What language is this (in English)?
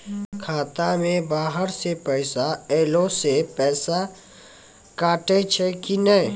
Maithili